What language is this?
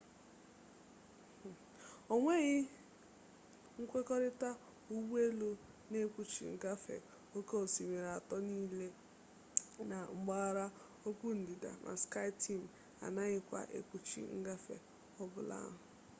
Igbo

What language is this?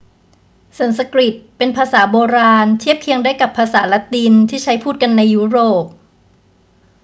Thai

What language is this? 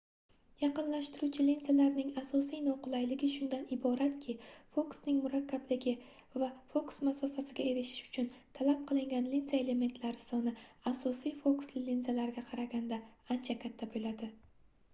Uzbek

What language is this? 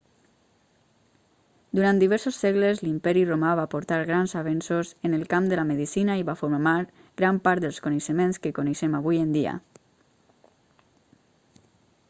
Catalan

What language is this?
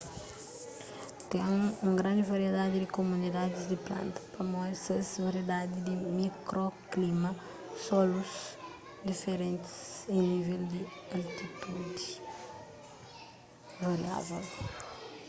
Kabuverdianu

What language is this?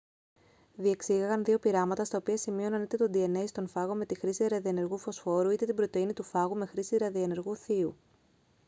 Greek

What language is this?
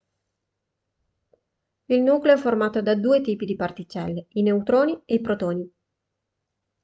Italian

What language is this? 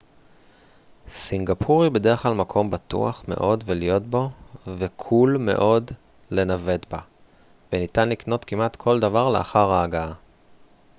Hebrew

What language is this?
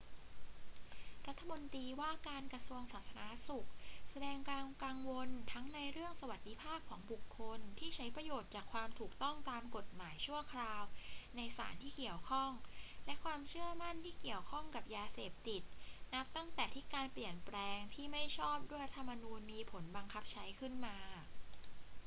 Thai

